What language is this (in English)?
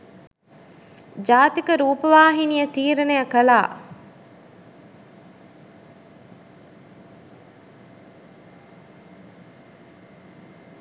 Sinhala